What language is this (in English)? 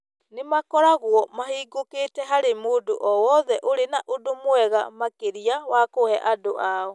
Kikuyu